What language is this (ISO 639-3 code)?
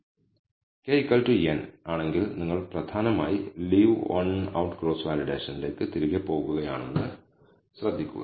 mal